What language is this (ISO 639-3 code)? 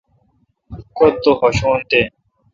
xka